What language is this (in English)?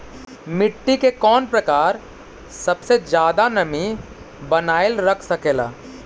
Magahi